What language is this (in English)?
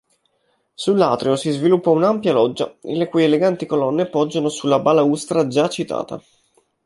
Italian